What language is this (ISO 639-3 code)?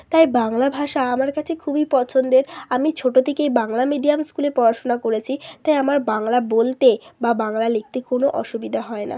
ben